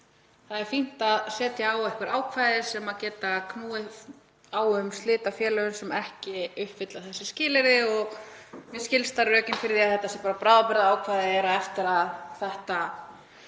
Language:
Icelandic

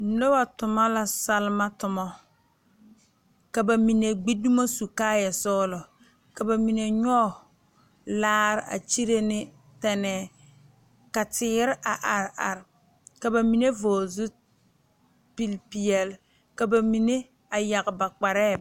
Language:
Southern Dagaare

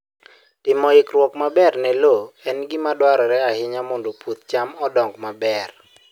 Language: Luo (Kenya and Tanzania)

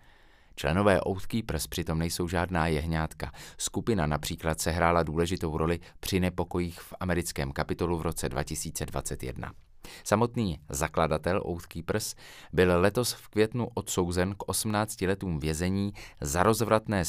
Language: Czech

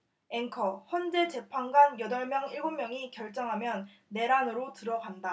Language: Korean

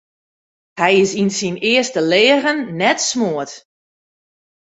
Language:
Western Frisian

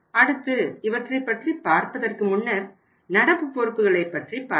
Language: Tamil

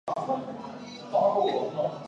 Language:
Chinese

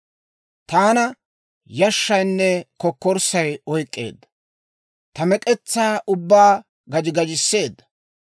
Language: Dawro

